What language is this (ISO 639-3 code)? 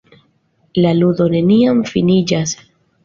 epo